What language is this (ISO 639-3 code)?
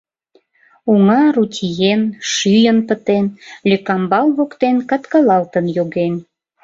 chm